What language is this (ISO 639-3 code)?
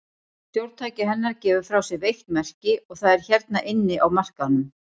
isl